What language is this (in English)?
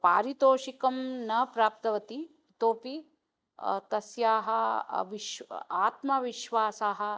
Sanskrit